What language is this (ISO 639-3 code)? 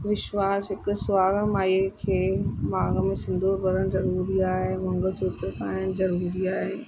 snd